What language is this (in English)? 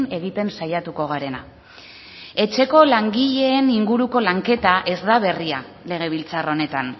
Basque